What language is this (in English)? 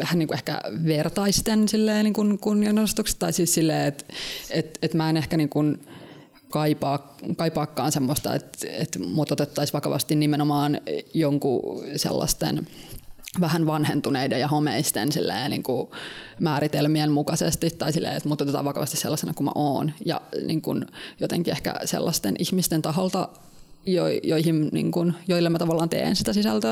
Finnish